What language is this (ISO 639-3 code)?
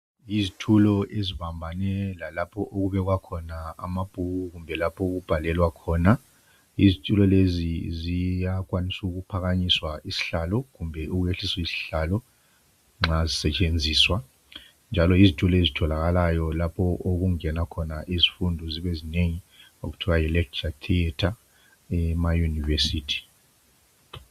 nde